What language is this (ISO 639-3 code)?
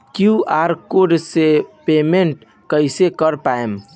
bho